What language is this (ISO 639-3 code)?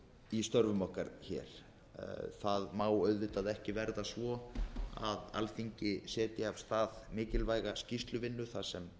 isl